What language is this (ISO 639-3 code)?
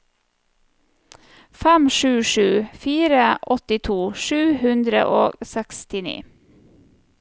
nor